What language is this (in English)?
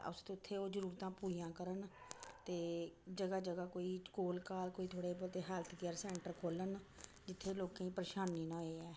Dogri